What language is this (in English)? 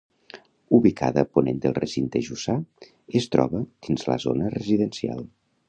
Catalan